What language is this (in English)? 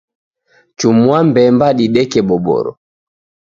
Taita